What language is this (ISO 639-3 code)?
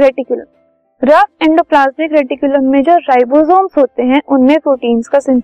hin